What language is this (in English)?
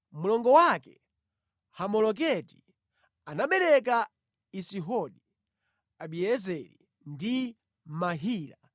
Nyanja